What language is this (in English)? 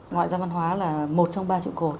Vietnamese